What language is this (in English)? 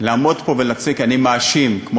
Hebrew